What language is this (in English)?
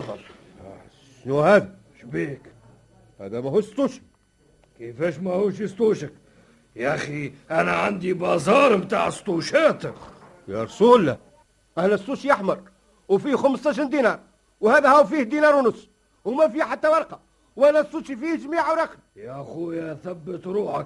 Arabic